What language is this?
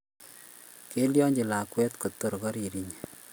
Kalenjin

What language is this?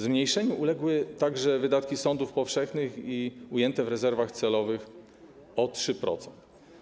Polish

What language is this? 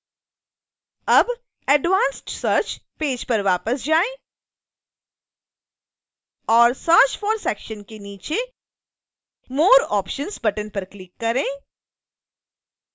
Hindi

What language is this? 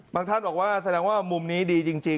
Thai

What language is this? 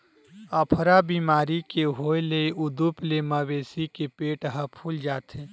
Chhattisgarhi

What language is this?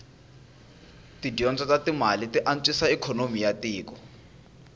Tsonga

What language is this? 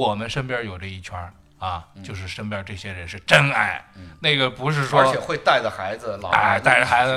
Chinese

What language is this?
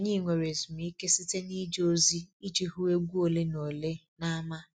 Igbo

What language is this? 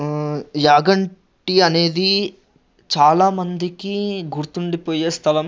Telugu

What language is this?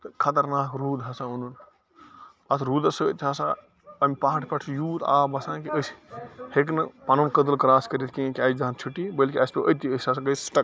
Kashmiri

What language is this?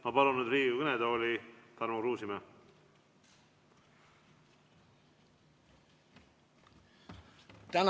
Estonian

